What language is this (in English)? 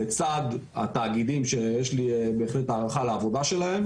Hebrew